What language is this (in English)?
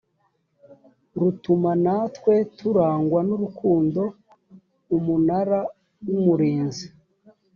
Kinyarwanda